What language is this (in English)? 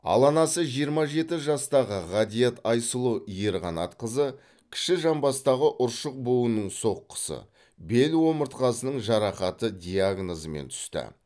Kazakh